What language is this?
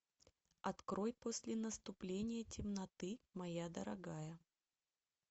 Russian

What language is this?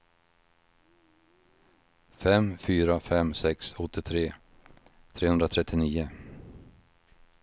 Swedish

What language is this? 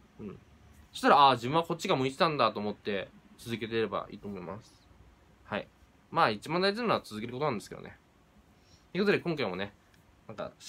Japanese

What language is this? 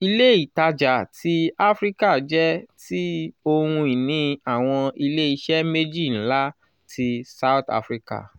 Yoruba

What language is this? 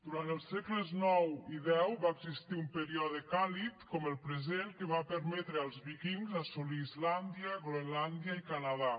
Catalan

